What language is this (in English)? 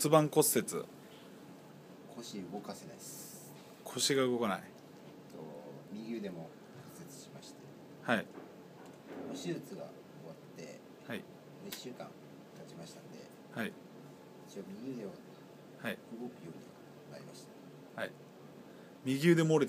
Japanese